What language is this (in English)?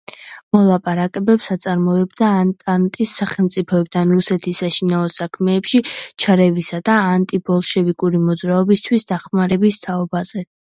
Georgian